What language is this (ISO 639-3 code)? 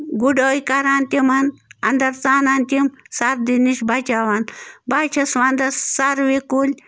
kas